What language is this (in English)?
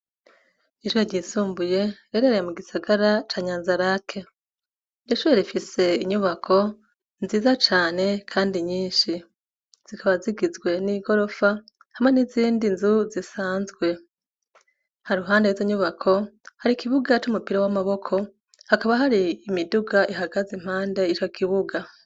Rundi